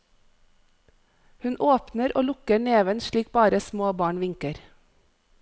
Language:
Norwegian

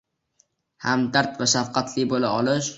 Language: Uzbek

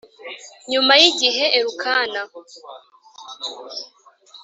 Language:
Kinyarwanda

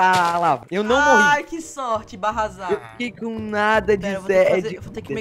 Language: Portuguese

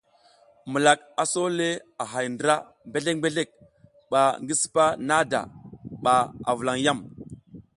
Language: South Giziga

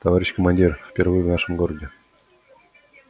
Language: Russian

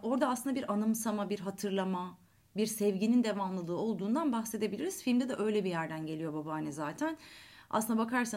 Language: Turkish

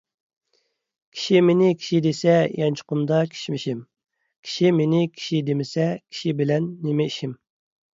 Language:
Uyghur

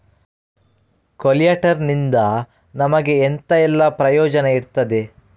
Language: Kannada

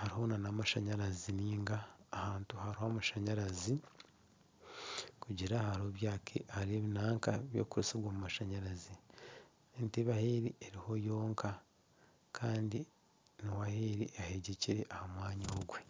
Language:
Nyankole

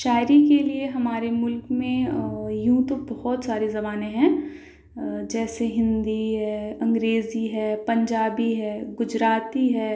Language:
Urdu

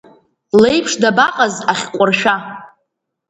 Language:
Abkhazian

